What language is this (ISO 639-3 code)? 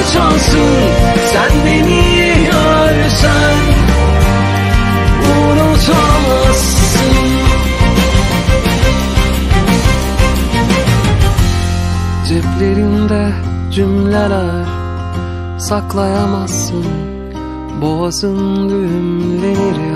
tur